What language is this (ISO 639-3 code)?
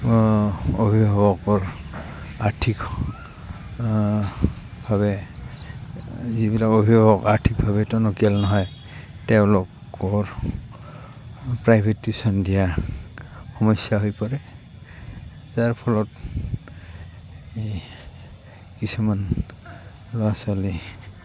asm